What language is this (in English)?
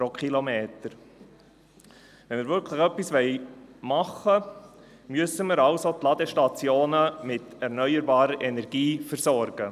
Swiss German